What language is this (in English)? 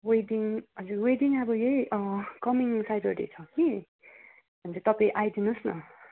Nepali